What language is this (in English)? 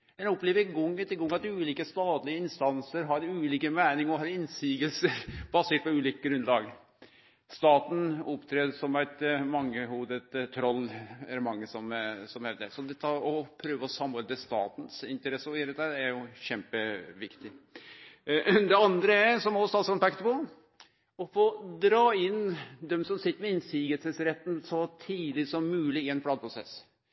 Norwegian Nynorsk